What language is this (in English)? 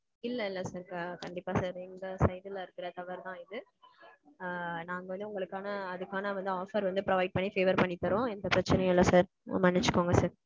Tamil